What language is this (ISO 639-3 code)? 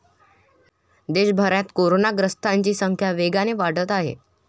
mar